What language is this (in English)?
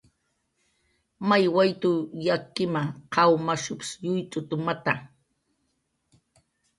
Jaqaru